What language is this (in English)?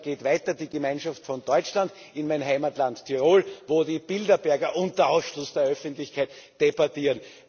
German